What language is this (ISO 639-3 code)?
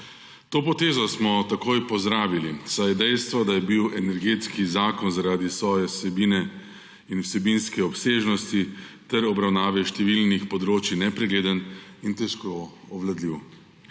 slv